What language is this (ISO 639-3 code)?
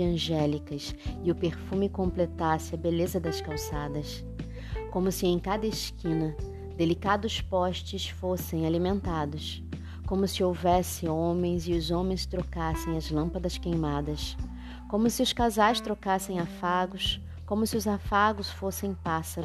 por